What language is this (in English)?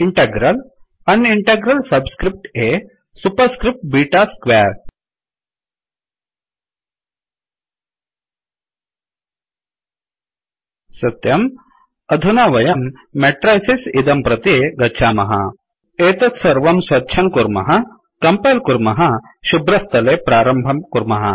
Sanskrit